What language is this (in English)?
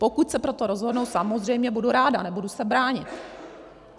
Czech